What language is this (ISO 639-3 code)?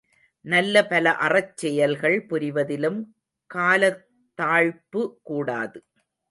tam